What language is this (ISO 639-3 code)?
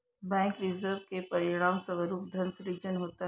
hin